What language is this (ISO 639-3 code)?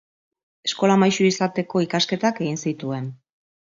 eus